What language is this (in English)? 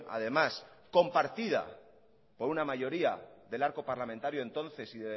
Spanish